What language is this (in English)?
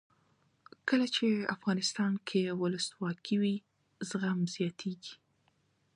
Pashto